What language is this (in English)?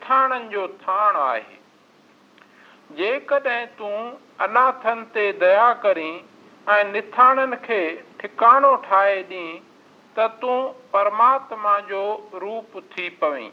Hindi